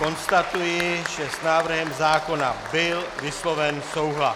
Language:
Czech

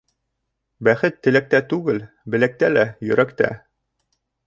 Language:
Bashkir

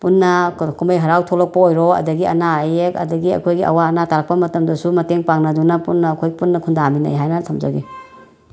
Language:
Manipuri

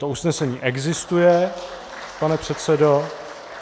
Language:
Czech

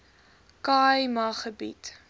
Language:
Afrikaans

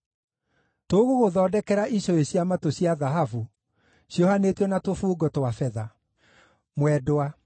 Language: Kikuyu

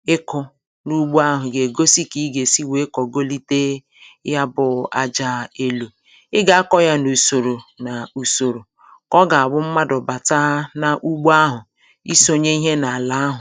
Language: Igbo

